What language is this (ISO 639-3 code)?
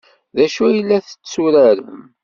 kab